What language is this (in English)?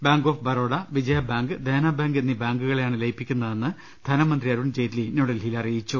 Malayalam